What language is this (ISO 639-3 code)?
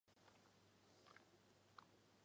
zho